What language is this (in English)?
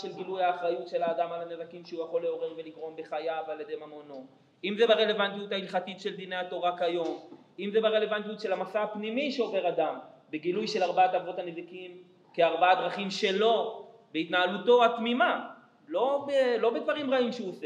Hebrew